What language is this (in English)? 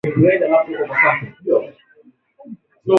Swahili